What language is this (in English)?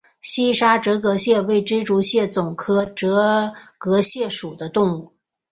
Chinese